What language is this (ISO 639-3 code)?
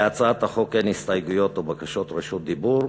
heb